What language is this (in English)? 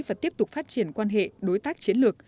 Vietnamese